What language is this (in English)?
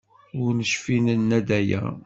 Kabyle